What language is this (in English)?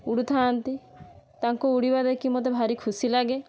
Odia